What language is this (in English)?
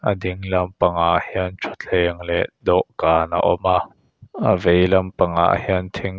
Mizo